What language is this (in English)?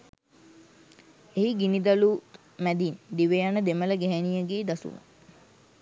Sinhala